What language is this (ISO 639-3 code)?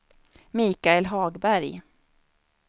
swe